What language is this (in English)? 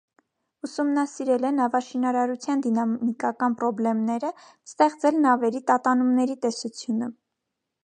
Armenian